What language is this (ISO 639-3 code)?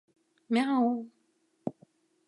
chm